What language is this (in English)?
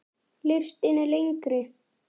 Icelandic